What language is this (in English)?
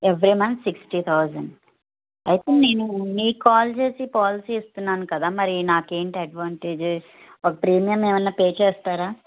Telugu